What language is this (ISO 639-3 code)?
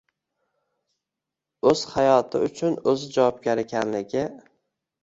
uzb